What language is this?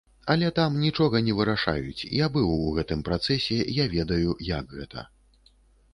Belarusian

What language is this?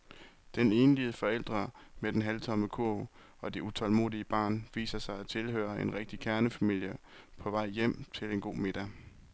Danish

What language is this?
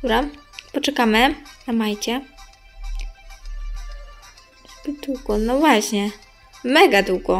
Polish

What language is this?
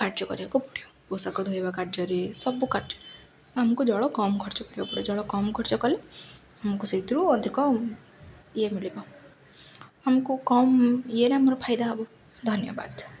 Odia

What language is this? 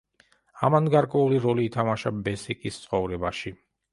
Georgian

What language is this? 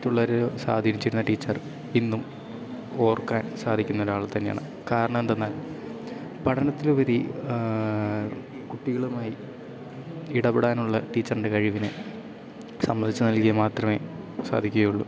Malayalam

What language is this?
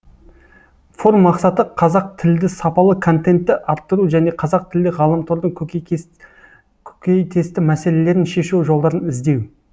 Kazakh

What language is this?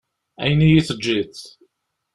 Kabyle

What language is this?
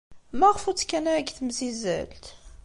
Kabyle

